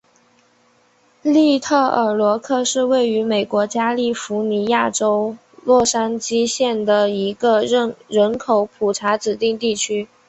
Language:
Chinese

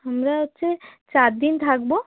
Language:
Bangla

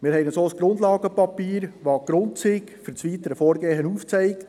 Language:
Swiss German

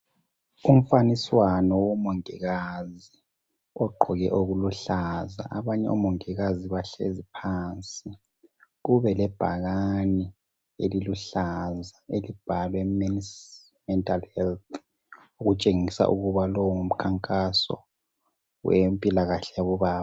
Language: North Ndebele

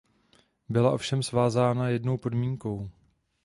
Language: Czech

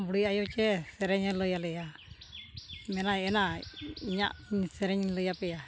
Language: Santali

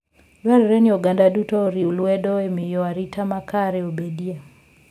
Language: Luo (Kenya and Tanzania)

